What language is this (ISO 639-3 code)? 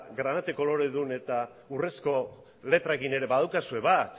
eus